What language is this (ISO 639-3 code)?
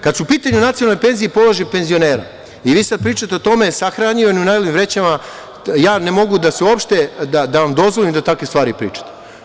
srp